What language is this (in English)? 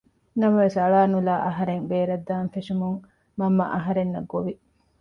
Divehi